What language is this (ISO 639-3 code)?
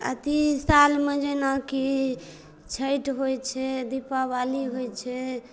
mai